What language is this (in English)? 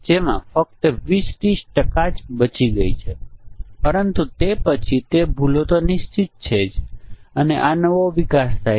Gujarati